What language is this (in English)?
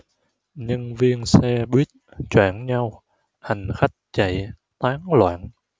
Vietnamese